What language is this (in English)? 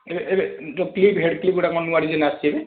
Odia